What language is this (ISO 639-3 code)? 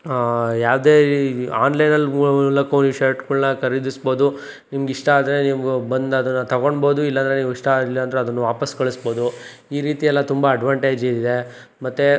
kan